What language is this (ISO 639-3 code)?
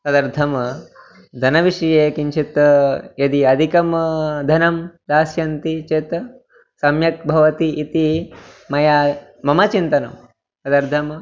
san